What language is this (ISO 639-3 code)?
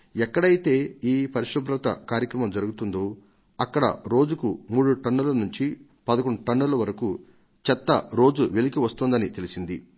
tel